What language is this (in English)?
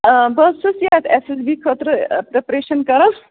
Kashmiri